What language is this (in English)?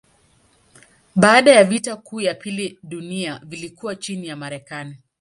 Swahili